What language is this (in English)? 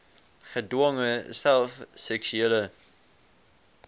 Afrikaans